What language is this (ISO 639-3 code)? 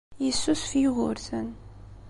kab